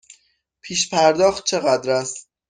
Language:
Persian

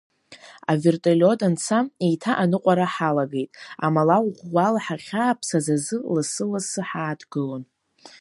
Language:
Abkhazian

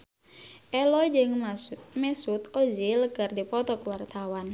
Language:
Sundanese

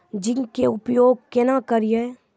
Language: Maithili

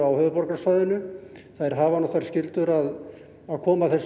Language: Icelandic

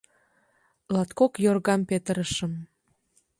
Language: Mari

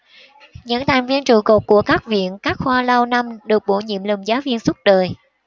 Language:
Vietnamese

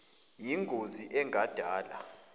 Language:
Zulu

